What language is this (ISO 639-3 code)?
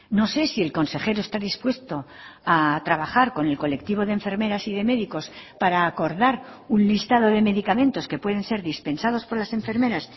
spa